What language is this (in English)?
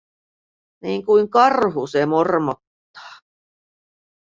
Finnish